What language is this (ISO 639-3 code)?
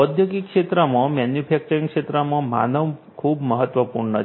guj